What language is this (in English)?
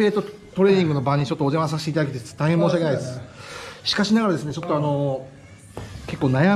Japanese